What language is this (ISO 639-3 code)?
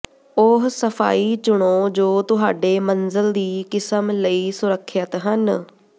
pan